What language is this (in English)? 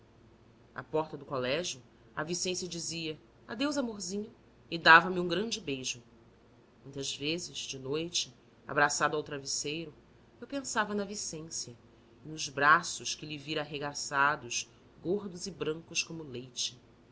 Portuguese